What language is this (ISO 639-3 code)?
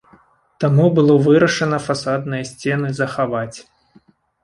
bel